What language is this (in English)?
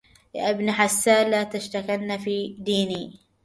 Arabic